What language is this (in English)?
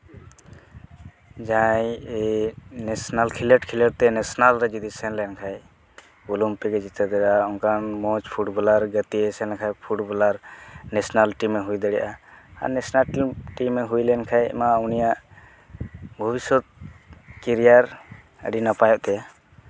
Santali